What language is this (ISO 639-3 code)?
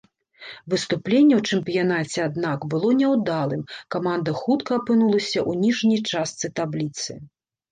bel